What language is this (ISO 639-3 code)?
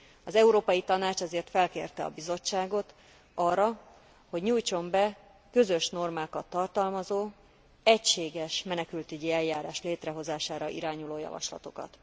hun